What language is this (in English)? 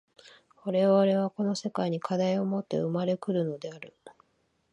Japanese